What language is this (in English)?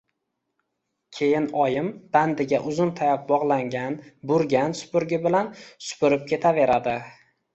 Uzbek